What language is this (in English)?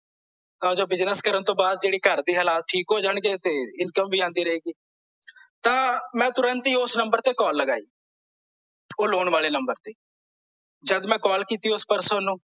Punjabi